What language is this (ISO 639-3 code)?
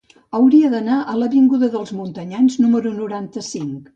cat